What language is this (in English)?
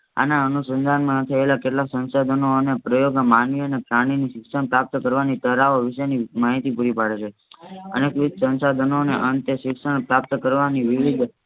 Gujarati